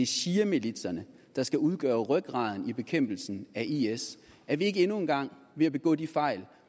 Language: Danish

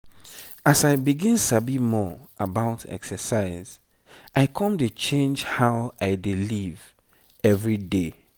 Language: Nigerian Pidgin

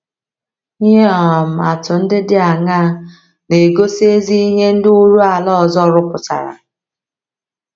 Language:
Igbo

